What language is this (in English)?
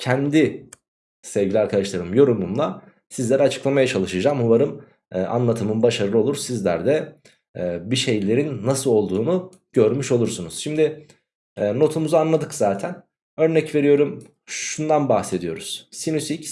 Turkish